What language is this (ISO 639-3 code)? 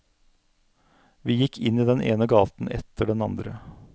nor